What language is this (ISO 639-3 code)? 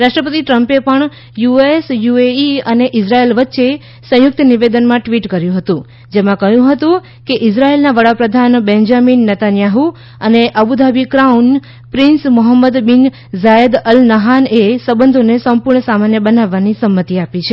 guj